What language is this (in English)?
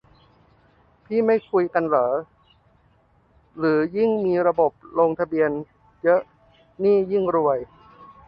Thai